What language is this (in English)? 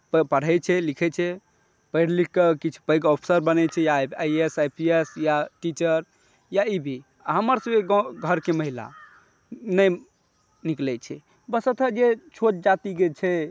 Maithili